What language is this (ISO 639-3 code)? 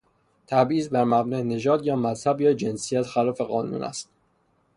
fas